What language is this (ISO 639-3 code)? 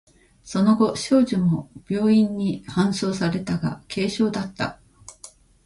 jpn